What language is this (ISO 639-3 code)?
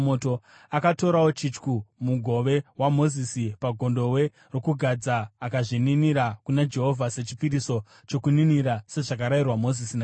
sna